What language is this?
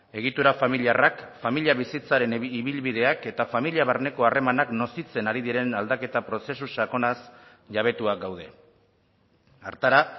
Basque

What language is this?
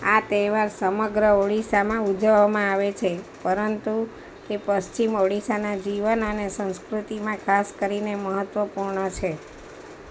Gujarati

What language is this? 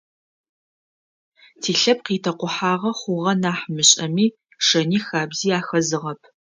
Adyghe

